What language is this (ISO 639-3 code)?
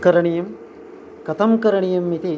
san